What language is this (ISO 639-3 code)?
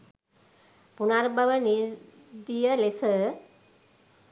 sin